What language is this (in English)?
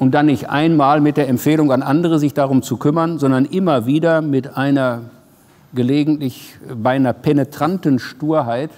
German